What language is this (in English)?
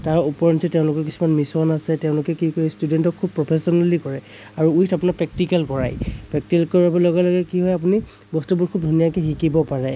Assamese